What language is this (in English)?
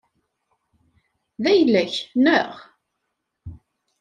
Kabyle